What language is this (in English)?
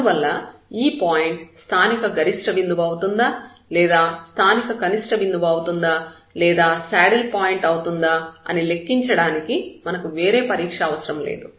Telugu